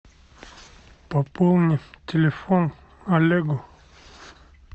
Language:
Russian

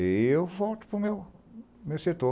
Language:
Portuguese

